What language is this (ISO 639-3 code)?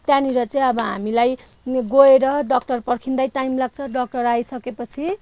nep